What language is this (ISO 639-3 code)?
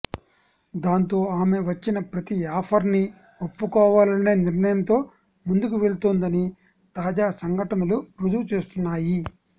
tel